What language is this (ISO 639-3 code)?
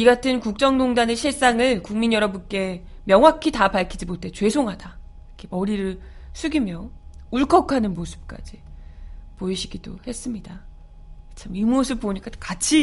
kor